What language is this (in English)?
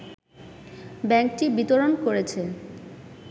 Bangla